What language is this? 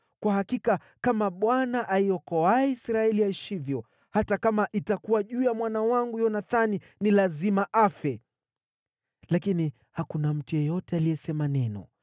Swahili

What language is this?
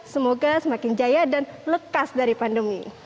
Indonesian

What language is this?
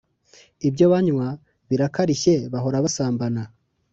Kinyarwanda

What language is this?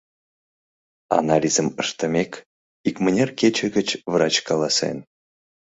Mari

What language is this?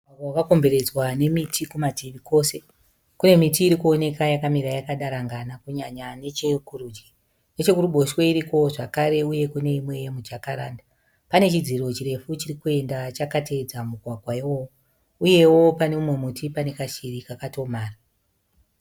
Shona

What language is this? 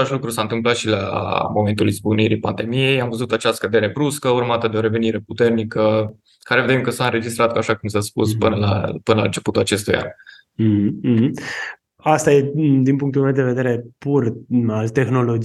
Romanian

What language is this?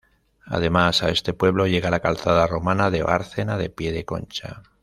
Spanish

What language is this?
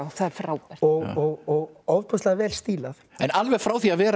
Icelandic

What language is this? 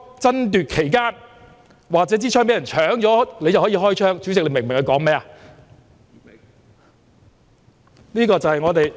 Cantonese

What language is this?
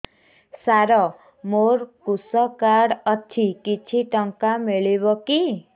Odia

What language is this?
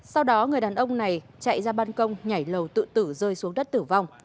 Vietnamese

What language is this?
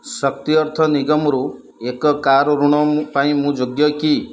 Odia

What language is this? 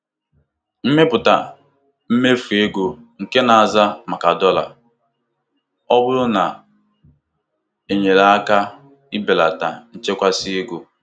Igbo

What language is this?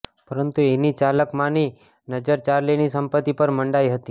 Gujarati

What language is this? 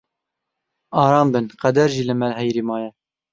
Kurdish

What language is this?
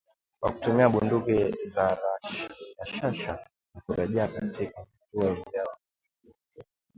Swahili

